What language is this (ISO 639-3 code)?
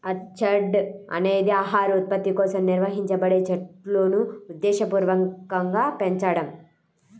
tel